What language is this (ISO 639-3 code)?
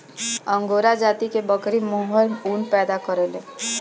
bho